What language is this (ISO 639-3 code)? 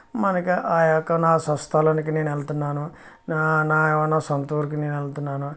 tel